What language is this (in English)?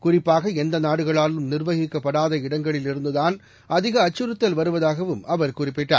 Tamil